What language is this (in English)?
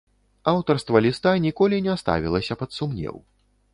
Belarusian